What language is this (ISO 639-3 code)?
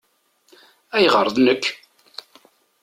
kab